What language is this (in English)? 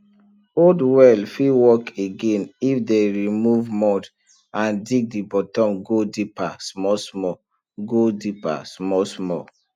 Nigerian Pidgin